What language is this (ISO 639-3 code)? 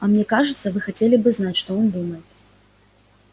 rus